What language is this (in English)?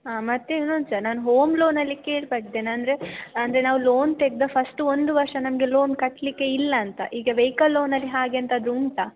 Kannada